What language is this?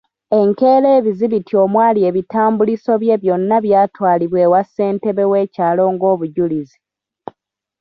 Ganda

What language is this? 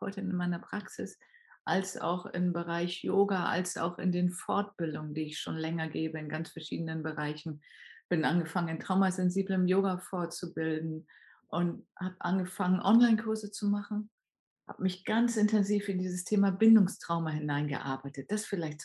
German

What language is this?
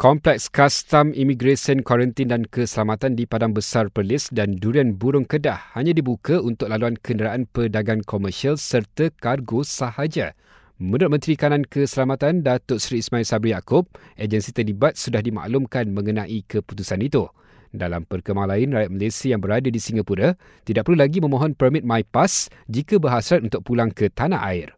Malay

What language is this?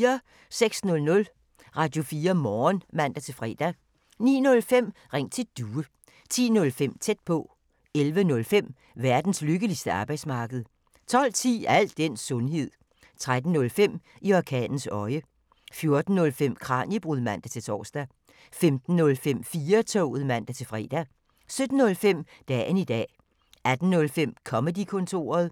Danish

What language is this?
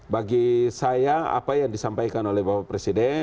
Indonesian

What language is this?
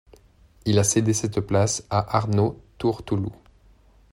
French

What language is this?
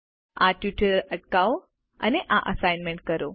Gujarati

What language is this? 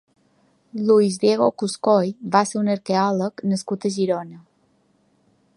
Catalan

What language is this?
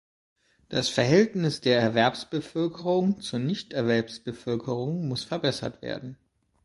German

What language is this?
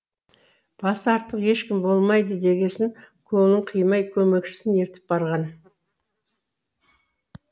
Kazakh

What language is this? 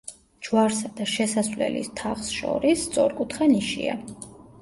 Georgian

